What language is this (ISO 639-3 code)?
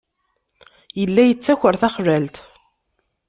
kab